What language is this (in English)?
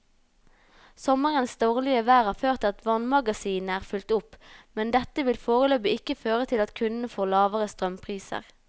Norwegian